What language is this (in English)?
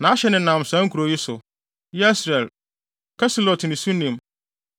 Akan